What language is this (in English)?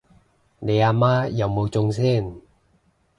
Cantonese